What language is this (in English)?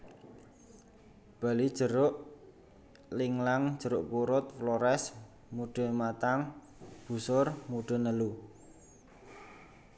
Javanese